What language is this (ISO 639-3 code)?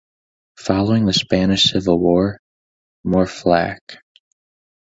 eng